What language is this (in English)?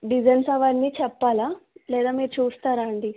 Telugu